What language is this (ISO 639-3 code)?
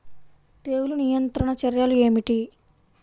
tel